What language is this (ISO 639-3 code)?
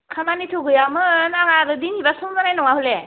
brx